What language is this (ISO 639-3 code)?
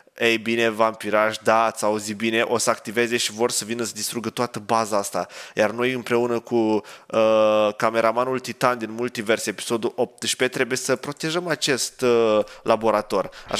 ron